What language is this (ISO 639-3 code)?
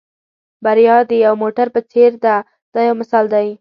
pus